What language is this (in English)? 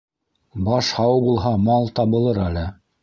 Bashkir